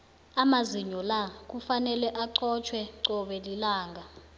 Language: South Ndebele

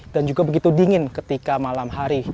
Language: Indonesian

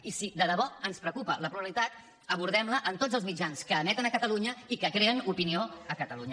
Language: Catalan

